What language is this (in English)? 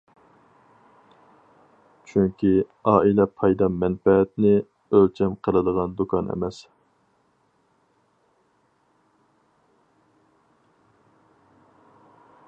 Uyghur